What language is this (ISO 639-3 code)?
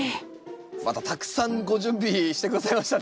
jpn